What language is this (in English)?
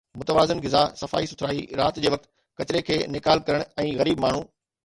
Sindhi